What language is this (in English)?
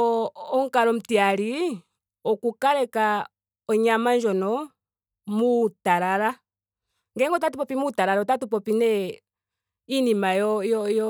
Ndonga